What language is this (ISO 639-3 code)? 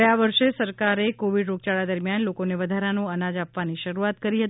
guj